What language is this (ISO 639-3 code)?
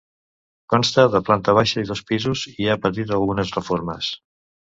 cat